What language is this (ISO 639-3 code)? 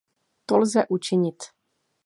ces